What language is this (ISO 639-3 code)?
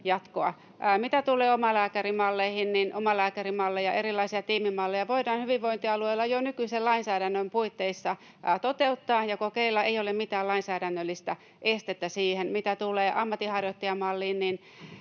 fin